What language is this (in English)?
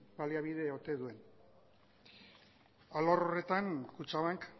Basque